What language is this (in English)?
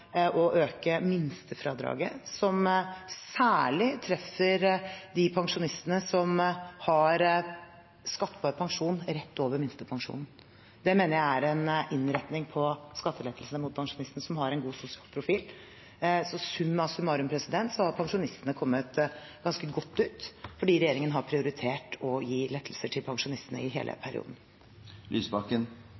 Norwegian Bokmål